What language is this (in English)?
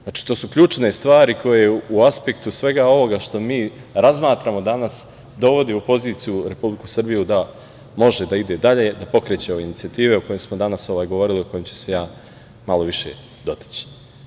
Serbian